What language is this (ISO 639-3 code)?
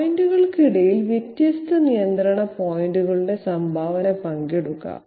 mal